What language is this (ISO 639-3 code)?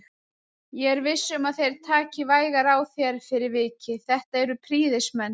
isl